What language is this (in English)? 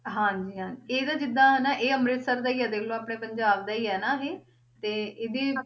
Punjabi